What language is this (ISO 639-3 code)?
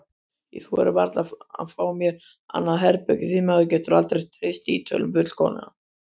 isl